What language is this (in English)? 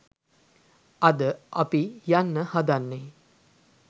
Sinhala